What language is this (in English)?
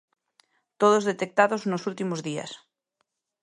Galician